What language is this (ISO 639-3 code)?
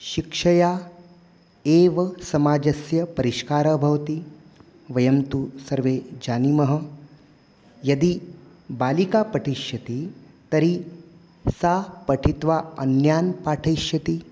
san